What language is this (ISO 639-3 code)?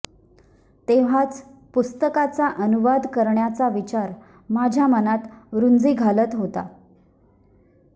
mar